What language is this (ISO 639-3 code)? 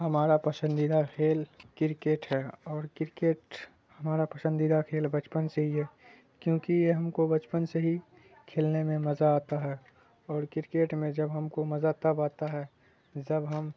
urd